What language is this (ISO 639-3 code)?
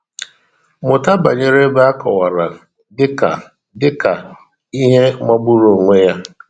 ibo